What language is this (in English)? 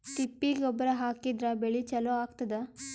Kannada